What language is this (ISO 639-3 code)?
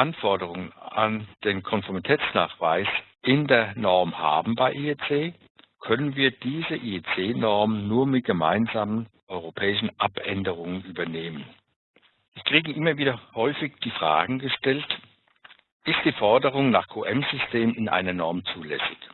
deu